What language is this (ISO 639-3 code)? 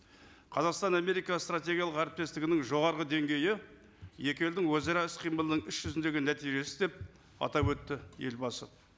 kaz